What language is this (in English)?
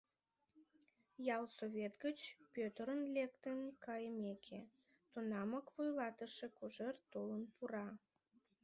Mari